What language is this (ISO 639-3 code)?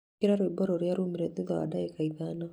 kik